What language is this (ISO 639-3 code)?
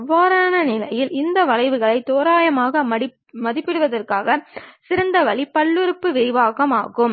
tam